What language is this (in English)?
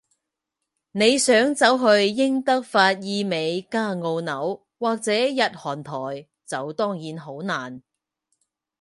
Cantonese